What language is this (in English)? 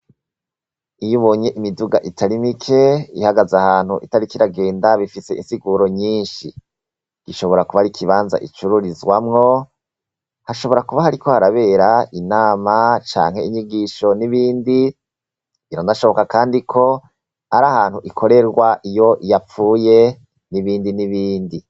Rundi